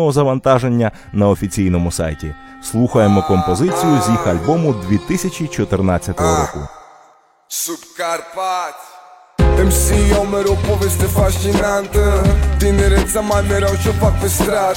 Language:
Ukrainian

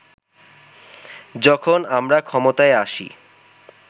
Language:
Bangla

